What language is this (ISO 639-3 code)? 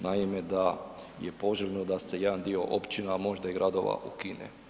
hrv